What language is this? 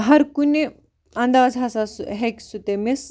Kashmiri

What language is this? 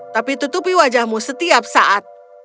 Indonesian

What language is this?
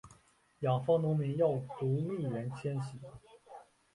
Chinese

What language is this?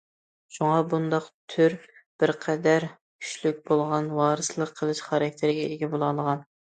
Uyghur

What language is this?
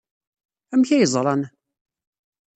Kabyle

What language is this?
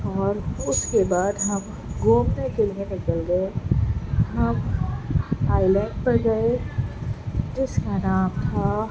Urdu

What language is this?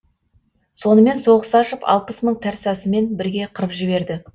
Kazakh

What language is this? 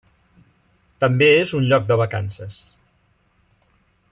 Catalan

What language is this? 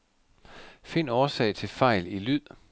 Danish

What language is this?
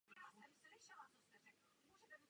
Czech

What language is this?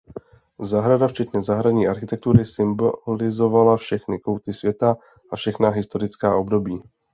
Czech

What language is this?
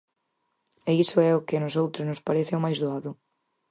Galician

